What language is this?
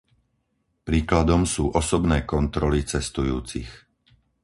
Slovak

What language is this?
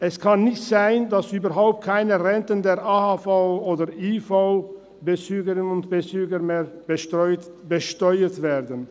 Swiss German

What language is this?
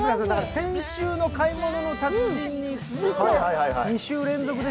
Japanese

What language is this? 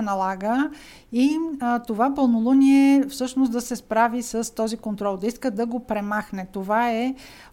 Bulgarian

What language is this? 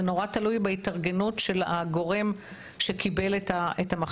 Hebrew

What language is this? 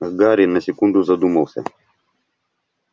Russian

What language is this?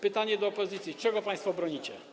Polish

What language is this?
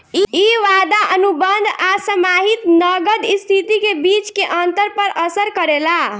Bhojpuri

